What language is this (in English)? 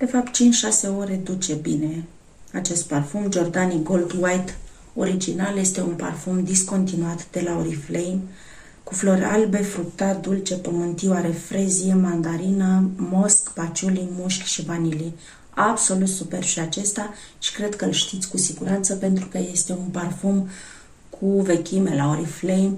Romanian